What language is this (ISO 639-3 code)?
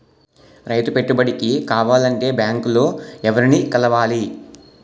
tel